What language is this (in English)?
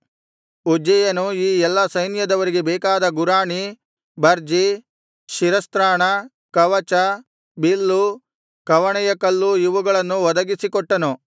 Kannada